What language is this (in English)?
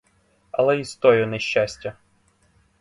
Ukrainian